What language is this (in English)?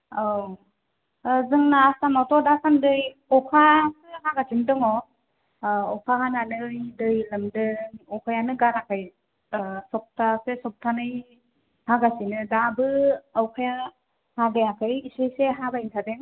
Bodo